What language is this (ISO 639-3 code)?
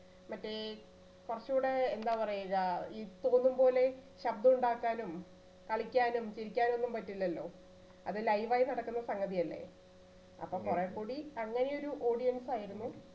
mal